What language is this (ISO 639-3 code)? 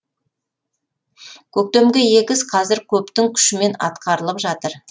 kaz